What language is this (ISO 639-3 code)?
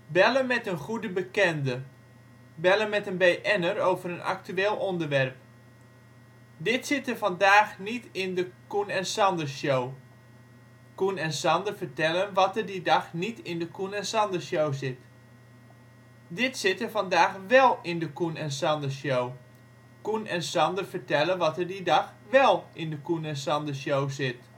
nld